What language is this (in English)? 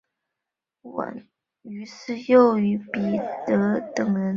Chinese